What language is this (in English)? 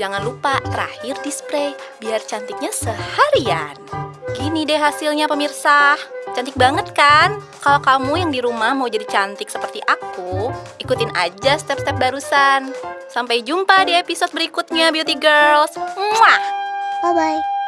Indonesian